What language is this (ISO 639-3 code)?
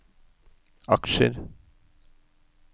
nor